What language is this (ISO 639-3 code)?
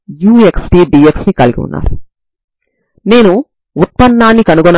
tel